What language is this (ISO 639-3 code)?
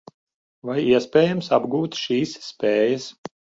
lav